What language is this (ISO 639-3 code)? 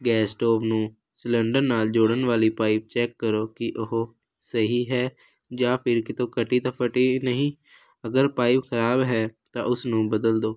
pan